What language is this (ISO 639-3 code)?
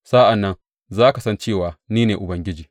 hau